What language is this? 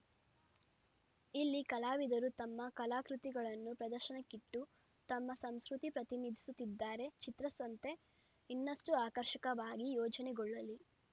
Kannada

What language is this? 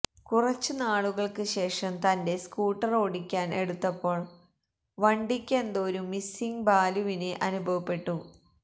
Malayalam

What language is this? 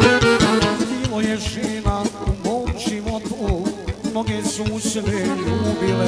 Romanian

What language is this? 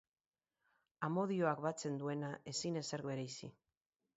Basque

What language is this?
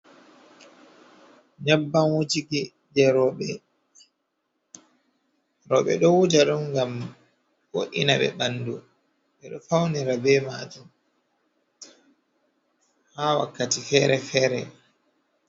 Fula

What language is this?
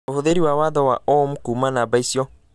Kikuyu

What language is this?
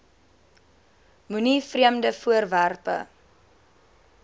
Afrikaans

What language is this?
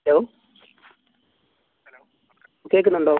Malayalam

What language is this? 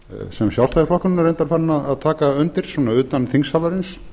Icelandic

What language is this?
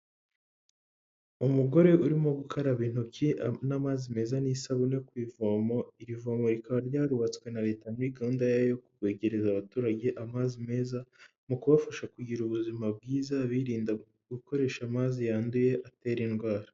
Kinyarwanda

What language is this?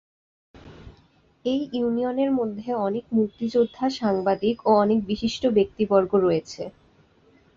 Bangla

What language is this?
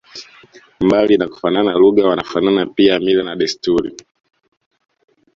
Swahili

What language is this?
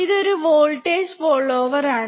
Malayalam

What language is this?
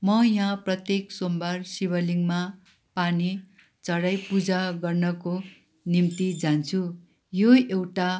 Nepali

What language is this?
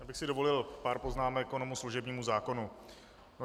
Czech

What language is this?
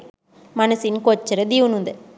Sinhala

